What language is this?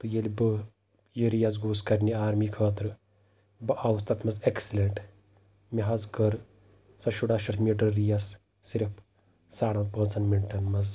Kashmiri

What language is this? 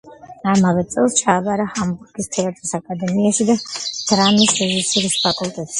Georgian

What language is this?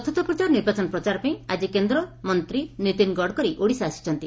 Odia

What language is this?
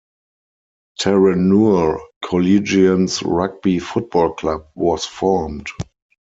English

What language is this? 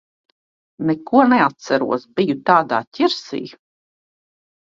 Latvian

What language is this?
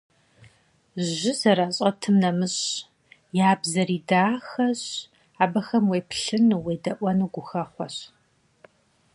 Kabardian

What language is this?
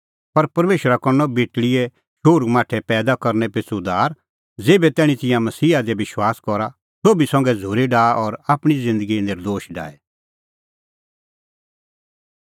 Kullu Pahari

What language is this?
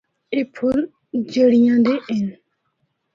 Northern Hindko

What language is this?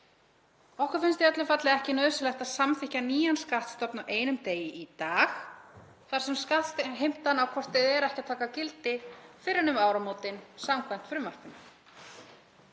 Icelandic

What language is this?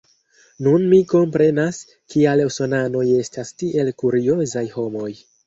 Esperanto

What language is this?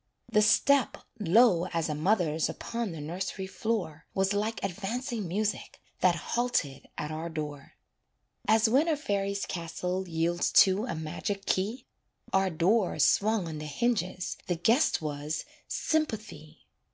English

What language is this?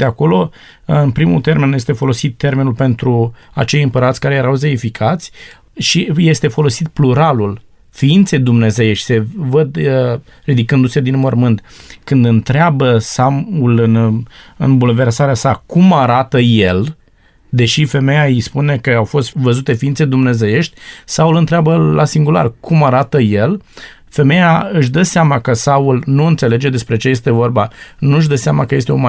Romanian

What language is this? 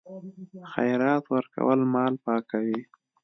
Pashto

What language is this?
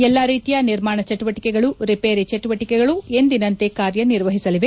Kannada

